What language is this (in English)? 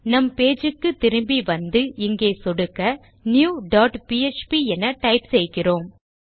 Tamil